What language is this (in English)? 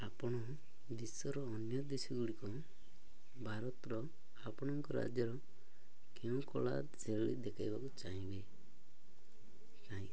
Odia